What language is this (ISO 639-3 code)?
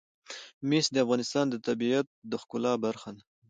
pus